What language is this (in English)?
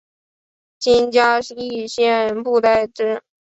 Chinese